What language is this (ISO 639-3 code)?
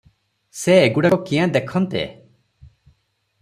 ori